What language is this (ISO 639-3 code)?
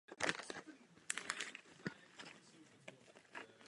ces